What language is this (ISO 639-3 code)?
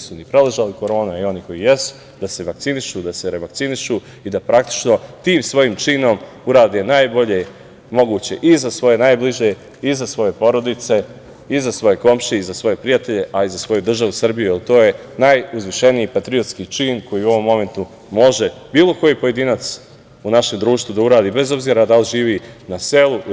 srp